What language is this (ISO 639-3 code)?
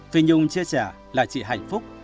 vie